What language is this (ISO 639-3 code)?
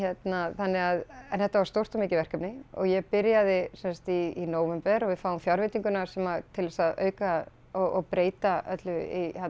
isl